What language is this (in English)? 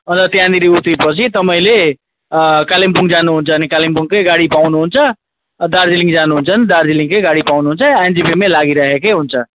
Nepali